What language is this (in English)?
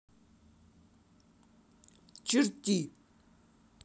Russian